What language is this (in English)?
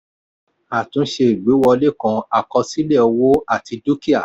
Yoruba